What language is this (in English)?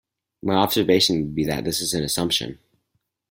English